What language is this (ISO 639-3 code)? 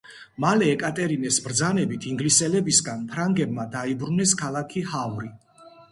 kat